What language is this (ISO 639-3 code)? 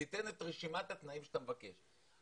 heb